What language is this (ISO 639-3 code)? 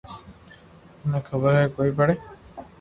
lrk